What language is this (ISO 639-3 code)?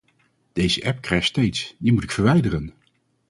nld